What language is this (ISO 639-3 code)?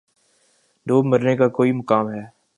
urd